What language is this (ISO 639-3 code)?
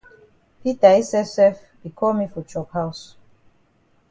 wes